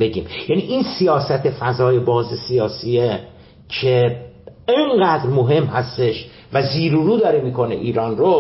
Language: Persian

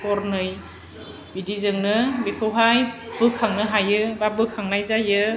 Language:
Bodo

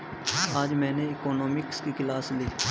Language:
Hindi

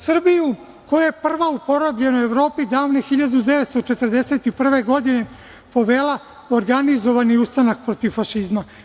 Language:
Serbian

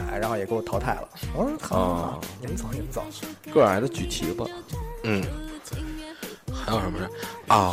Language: Chinese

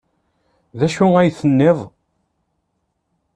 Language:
Kabyle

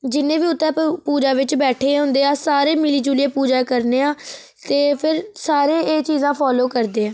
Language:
Dogri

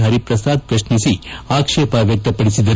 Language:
Kannada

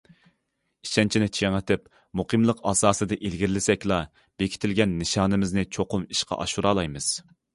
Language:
Uyghur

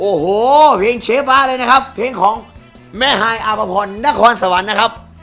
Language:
Thai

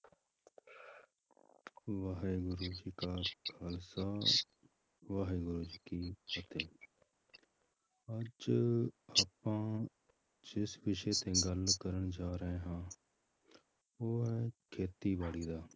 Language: Punjabi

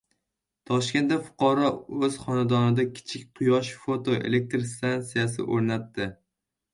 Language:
Uzbek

